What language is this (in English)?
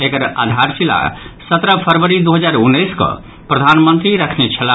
Maithili